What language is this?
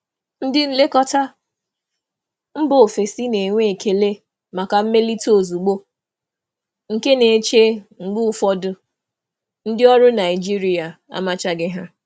Igbo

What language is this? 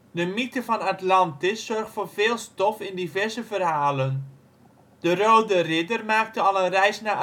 Dutch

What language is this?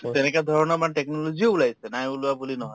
Assamese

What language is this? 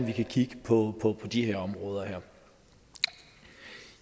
Danish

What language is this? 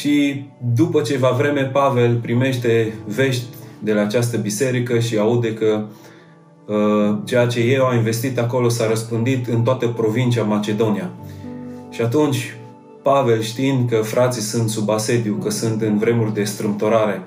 Romanian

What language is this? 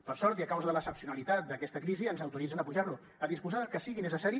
Catalan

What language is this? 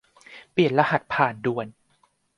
Thai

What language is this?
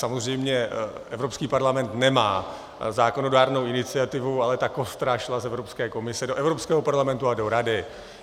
Czech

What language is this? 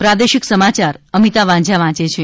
Gujarati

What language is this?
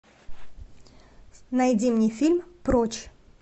Russian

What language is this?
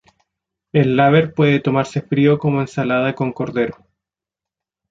Spanish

